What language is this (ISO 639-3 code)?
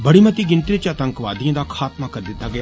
doi